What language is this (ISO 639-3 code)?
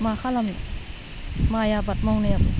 brx